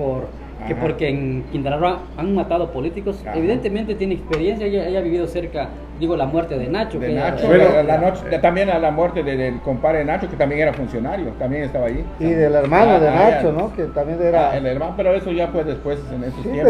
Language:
Spanish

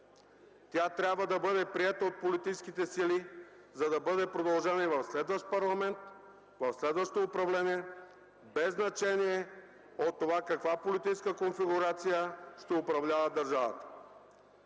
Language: Bulgarian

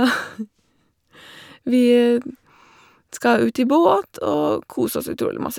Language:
Norwegian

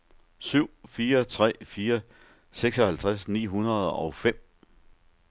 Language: Danish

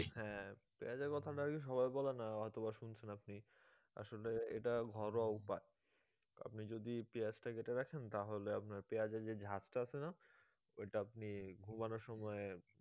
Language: Bangla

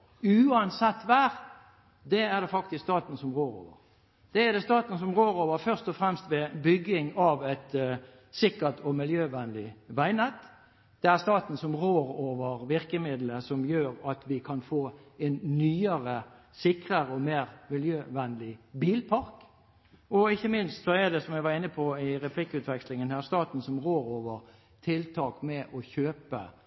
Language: Norwegian Bokmål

